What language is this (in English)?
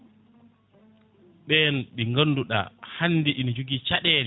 Fula